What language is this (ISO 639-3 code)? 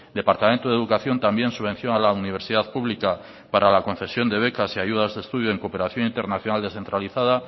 spa